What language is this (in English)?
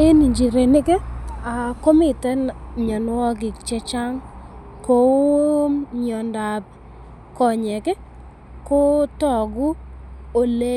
Kalenjin